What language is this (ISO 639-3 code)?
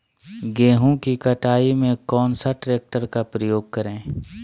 mag